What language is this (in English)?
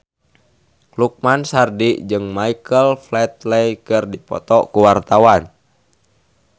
Sundanese